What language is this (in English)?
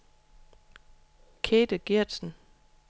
Danish